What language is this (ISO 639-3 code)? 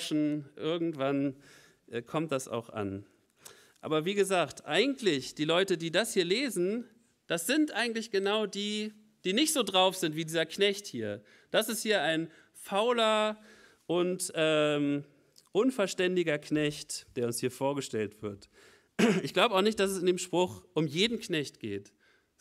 deu